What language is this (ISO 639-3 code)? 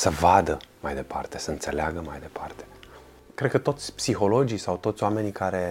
ron